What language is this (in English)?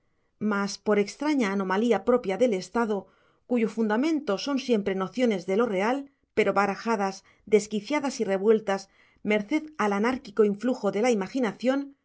Spanish